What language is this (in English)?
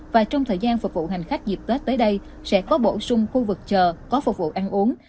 Vietnamese